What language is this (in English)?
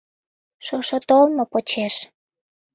Mari